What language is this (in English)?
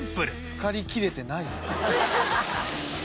Japanese